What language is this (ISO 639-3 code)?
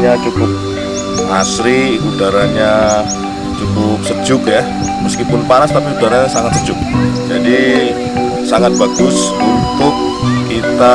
ind